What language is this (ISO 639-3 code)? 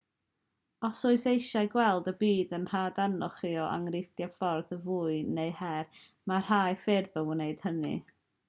cym